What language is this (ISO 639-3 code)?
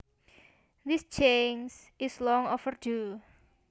jav